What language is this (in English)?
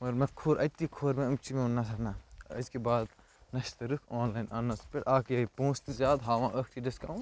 Kashmiri